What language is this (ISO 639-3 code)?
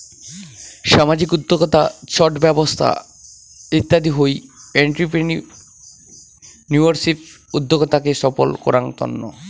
ben